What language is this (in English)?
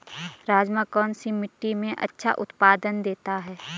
Hindi